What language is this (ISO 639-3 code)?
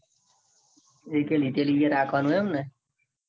guj